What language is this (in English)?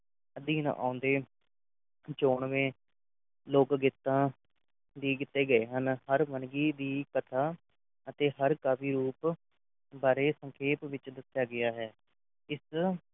Punjabi